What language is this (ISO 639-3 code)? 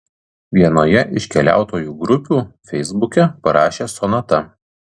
lit